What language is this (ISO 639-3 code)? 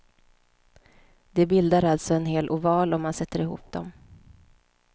swe